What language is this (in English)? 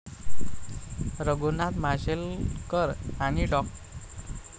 Marathi